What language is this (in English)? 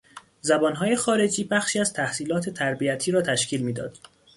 Persian